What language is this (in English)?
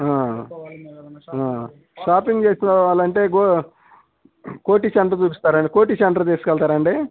Telugu